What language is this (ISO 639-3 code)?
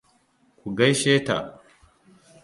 hau